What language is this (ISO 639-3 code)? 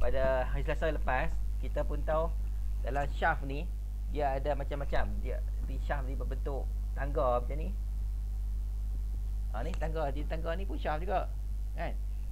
msa